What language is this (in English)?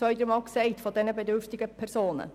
Swiss German